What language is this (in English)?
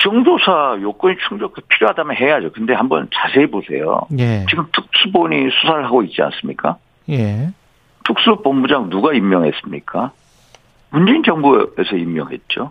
Korean